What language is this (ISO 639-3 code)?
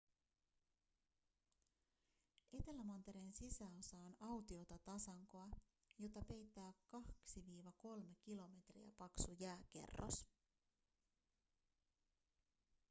fin